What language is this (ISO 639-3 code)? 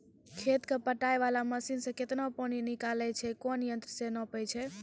mai